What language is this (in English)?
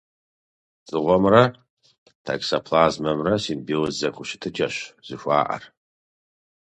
Kabardian